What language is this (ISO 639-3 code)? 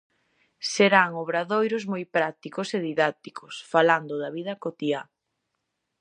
glg